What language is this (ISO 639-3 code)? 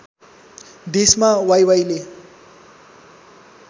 nep